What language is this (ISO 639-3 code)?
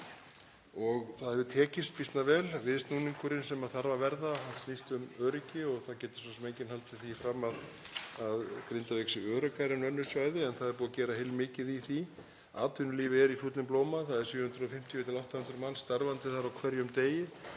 isl